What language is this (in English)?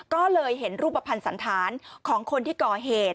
Thai